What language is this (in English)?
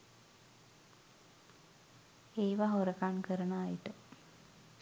Sinhala